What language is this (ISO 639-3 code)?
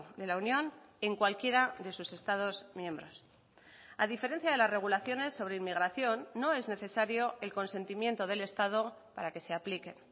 spa